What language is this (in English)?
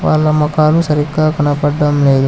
Telugu